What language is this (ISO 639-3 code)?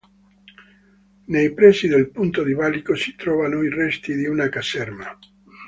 ita